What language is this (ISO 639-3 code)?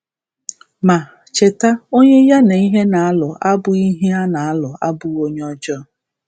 ibo